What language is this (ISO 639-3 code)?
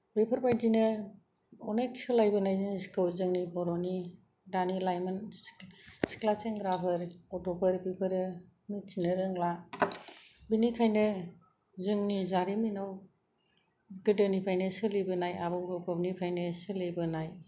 brx